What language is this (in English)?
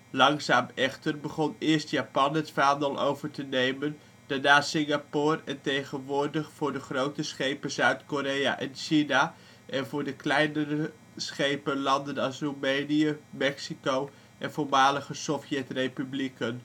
Dutch